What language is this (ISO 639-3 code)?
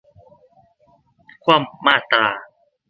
tha